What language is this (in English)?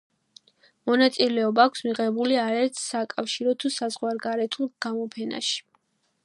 Georgian